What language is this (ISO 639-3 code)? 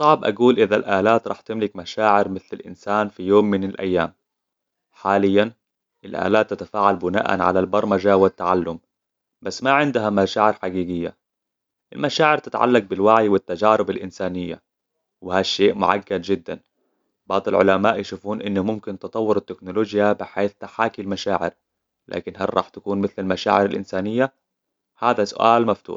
acw